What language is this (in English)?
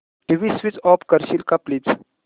Marathi